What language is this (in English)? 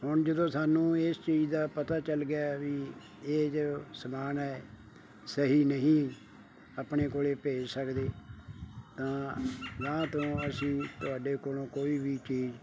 Punjabi